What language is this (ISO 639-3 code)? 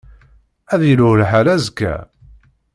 kab